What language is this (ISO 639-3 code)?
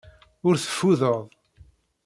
kab